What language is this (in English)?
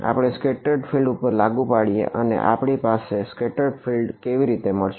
Gujarati